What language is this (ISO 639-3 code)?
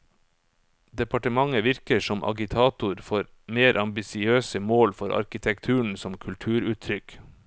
nor